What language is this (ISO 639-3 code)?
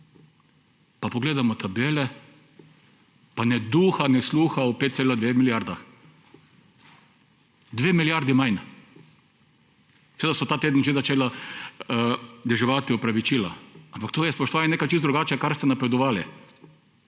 slv